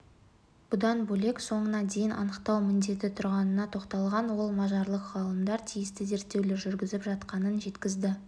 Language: Kazakh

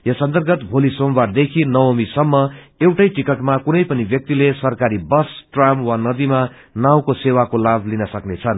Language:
Nepali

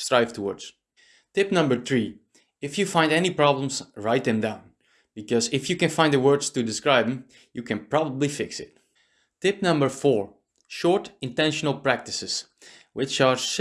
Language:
English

